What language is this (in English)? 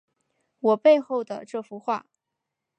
Chinese